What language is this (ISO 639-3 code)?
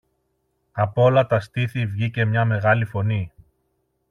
ell